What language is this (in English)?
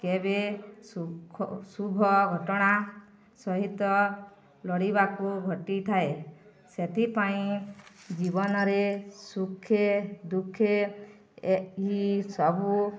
Odia